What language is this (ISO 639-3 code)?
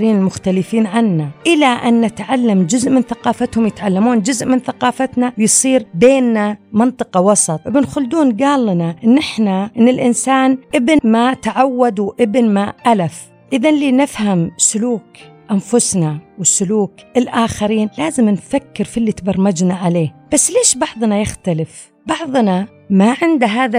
ara